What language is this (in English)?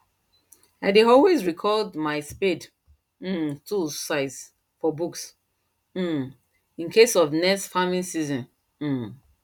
Nigerian Pidgin